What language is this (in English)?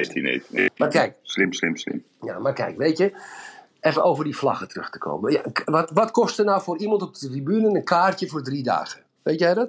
Dutch